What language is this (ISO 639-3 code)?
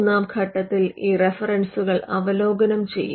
mal